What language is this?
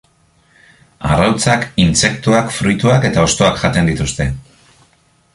Basque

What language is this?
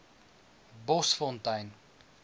Afrikaans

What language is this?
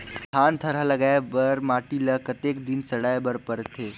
Chhattisgarhi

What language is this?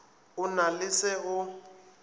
Northern Sotho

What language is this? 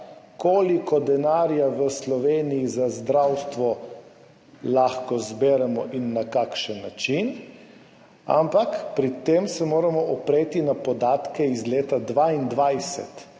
Slovenian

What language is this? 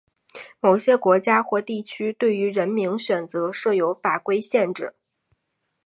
Chinese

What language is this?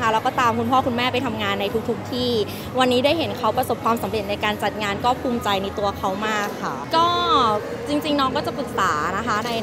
Thai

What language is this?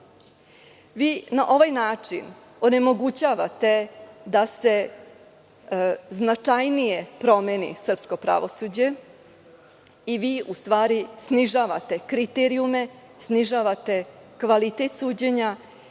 Serbian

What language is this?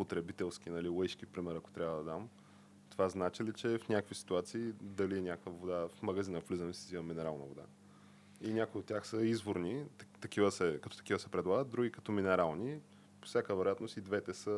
Bulgarian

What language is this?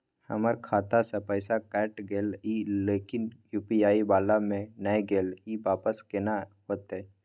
Maithili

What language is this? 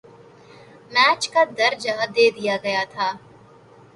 Urdu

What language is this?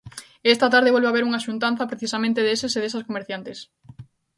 Galician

